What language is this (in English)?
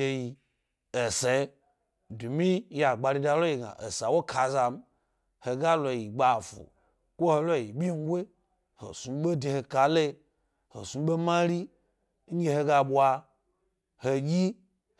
Gbari